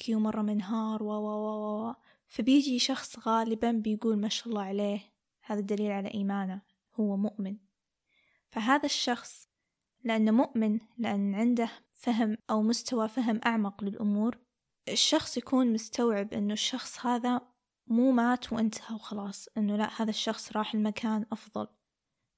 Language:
Arabic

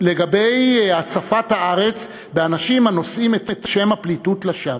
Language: Hebrew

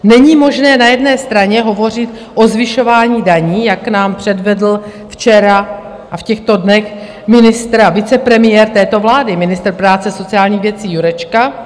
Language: Czech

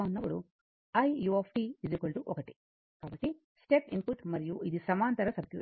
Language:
Telugu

